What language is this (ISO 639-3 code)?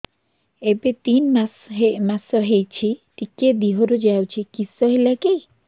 ori